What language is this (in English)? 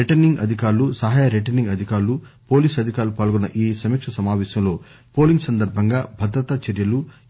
Telugu